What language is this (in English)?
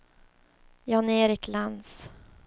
Swedish